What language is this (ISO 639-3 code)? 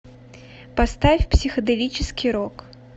rus